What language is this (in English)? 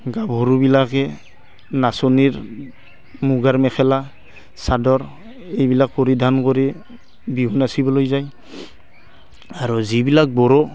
Assamese